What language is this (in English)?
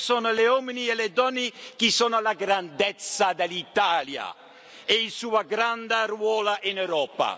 Italian